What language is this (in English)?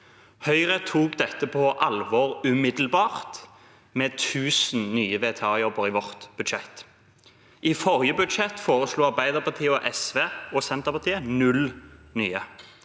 Norwegian